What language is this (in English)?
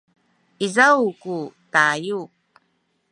Sakizaya